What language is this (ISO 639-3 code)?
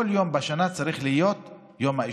heb